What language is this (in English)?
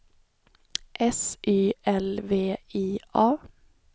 Swedish